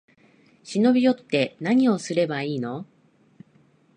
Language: Japanese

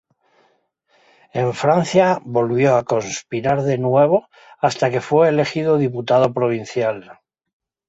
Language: Spanish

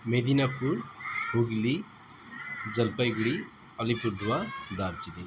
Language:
Nepali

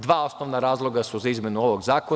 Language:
Serbian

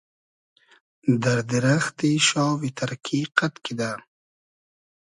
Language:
Hazaragi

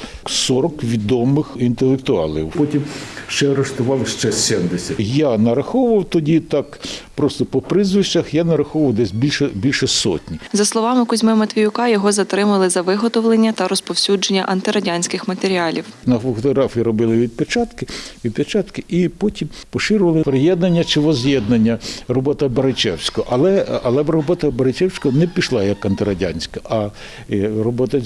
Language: Ukrainian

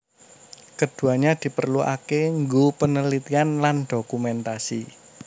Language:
Javanese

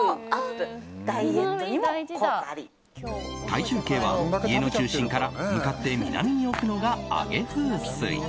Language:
Japanese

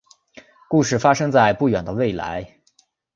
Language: Chinese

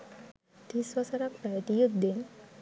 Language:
Sinhala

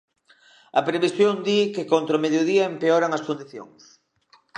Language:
Galician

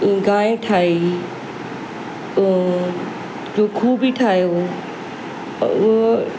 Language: Sindhi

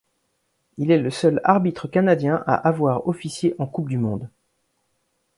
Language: French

